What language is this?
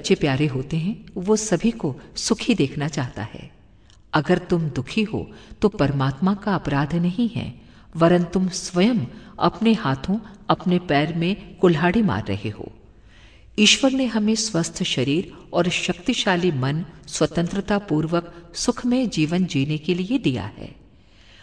Hindi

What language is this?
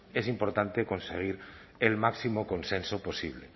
Spanish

